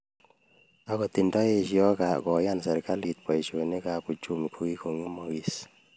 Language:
Kalenjin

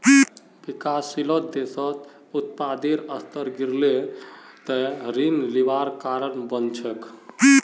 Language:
Magahi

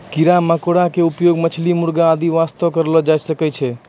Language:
Maithili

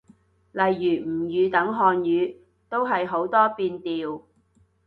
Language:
Cantonese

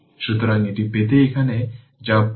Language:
Bangla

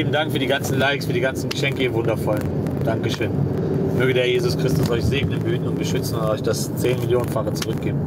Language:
German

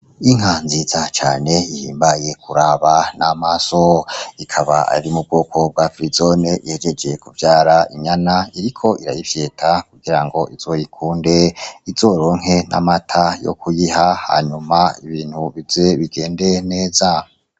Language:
Rundi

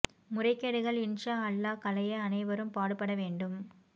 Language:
Tamil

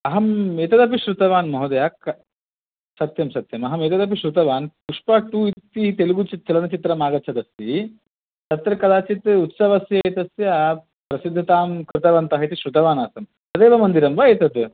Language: Sanskrit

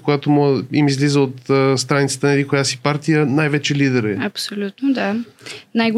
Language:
Bulgarian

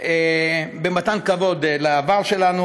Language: Hebrew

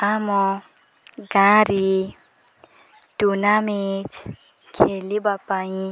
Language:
Odia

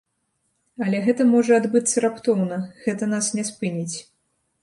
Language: Belarusian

